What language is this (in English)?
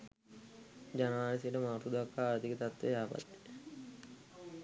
Sinhala